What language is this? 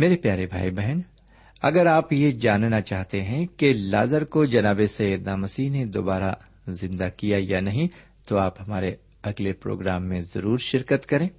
Urdu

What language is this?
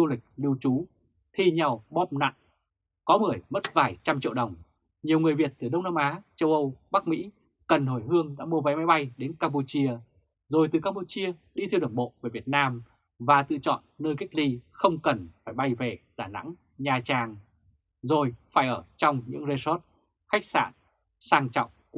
Vietnamese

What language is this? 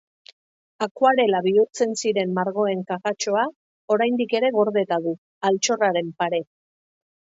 Basque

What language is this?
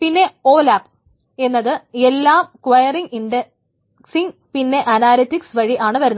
Malayalam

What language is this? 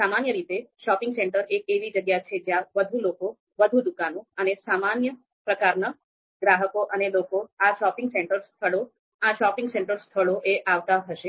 Gujarati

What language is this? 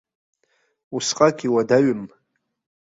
Abkhazian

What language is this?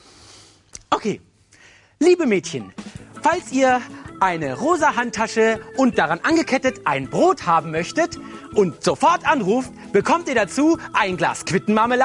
German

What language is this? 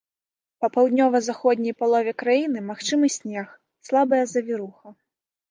Belarusian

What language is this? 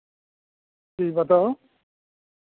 Maithili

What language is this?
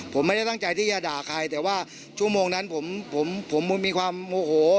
Thai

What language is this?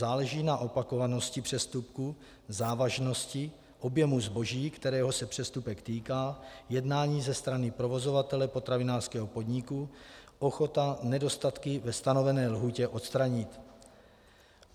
Czech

